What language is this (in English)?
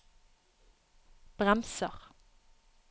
Norwegian